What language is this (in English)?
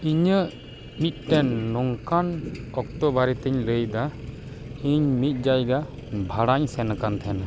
Santali